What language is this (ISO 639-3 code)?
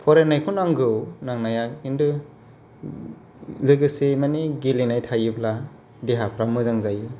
brx